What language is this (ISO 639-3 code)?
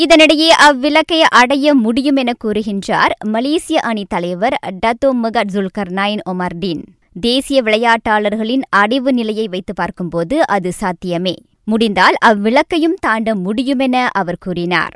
tam